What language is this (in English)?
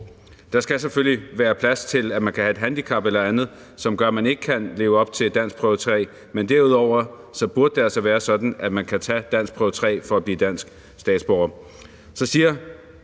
Danish